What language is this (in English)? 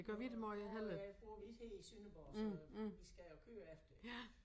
Danish